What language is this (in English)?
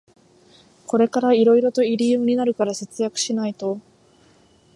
Japanese